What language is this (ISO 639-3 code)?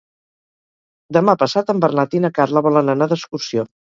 cat